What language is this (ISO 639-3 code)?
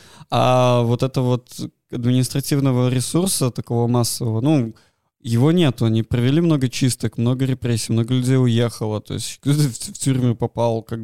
rus